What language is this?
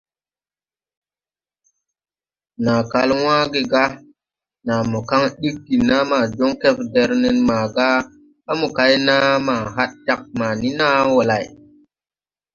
Tupuri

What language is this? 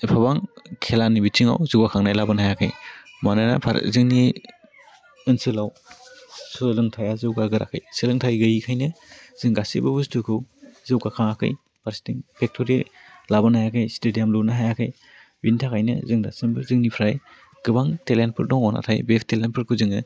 Bodo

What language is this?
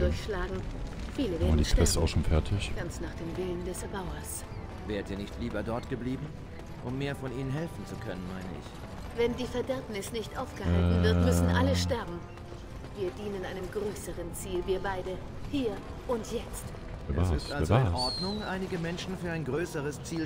German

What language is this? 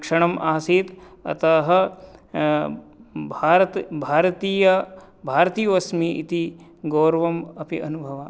Sanskrit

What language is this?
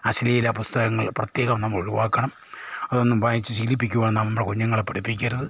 Malayalam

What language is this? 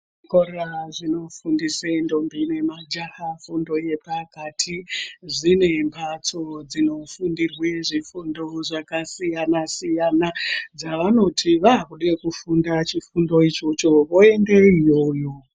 Ndau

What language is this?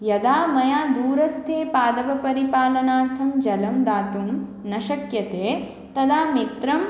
Sanskrit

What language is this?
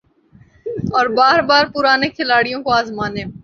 Urdu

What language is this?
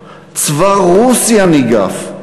Hebrew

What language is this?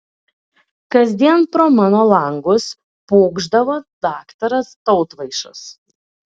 Lithuanian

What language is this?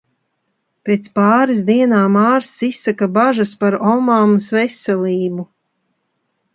Latvian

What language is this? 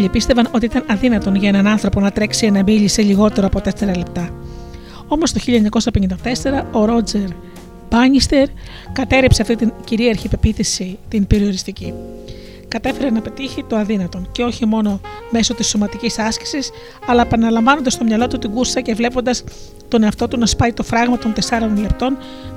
Greek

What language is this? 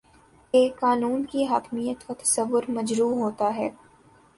Urdu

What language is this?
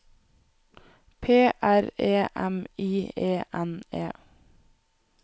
Norwegian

